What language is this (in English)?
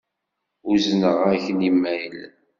Kabyle